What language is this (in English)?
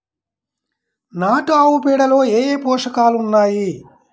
Telugu